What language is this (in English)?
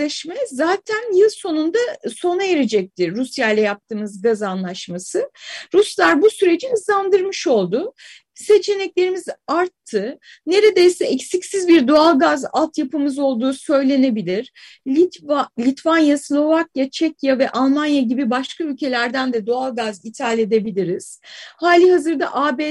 Turkish